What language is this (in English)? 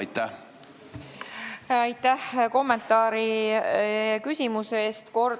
Estonian